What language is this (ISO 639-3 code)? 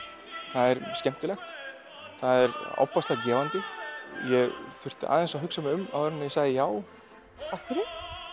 isl